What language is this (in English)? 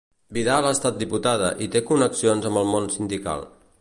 Catalan